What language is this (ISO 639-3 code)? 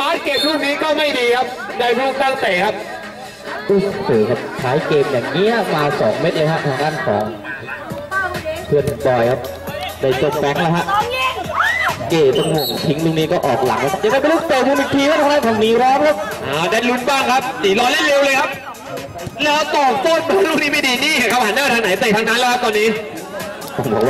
tha